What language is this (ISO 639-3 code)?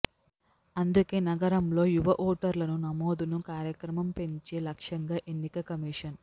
tel